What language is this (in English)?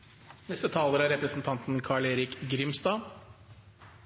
Norwegian Bokmål